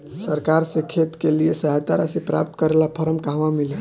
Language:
Bhojpuri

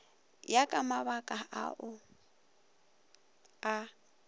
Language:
Northern Sotho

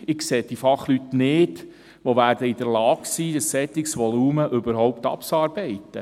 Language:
Swiss German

